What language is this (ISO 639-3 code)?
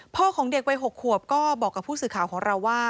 tha